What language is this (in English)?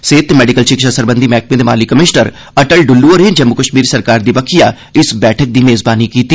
Dogri